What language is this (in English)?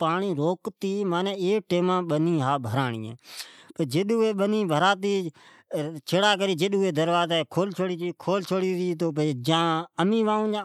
Od